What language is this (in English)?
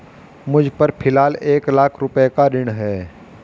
Hindi